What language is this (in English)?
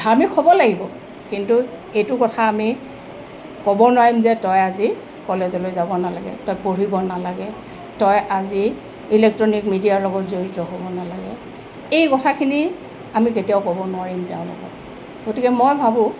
Assamese